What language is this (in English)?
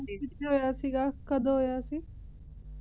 Punjabi